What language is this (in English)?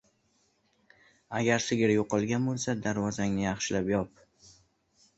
Uzbek